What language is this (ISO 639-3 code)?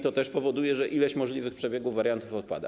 pol